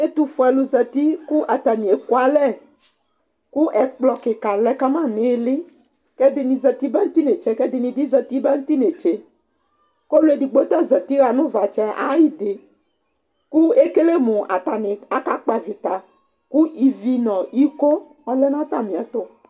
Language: Ikposo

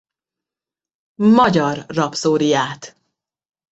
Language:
Hungarian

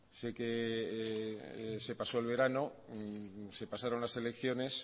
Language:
Spanish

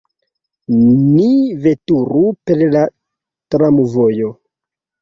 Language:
Esperanto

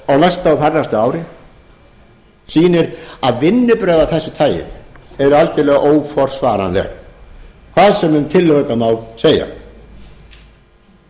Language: Icelandic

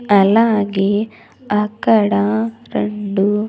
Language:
Telugu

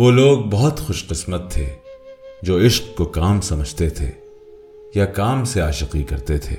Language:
Urdu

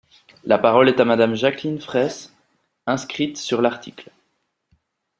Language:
French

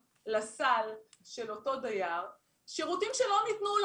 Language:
Hebrew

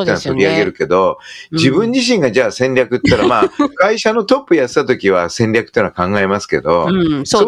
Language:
Japanese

